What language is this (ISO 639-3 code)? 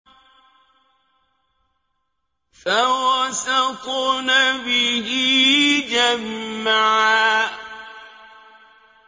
ara